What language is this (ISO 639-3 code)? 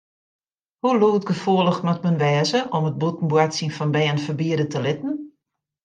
fry